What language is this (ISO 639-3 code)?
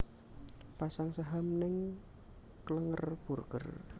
jav